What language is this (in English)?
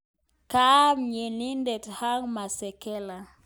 Kalenjin